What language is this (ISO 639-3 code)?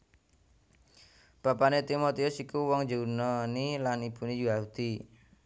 jav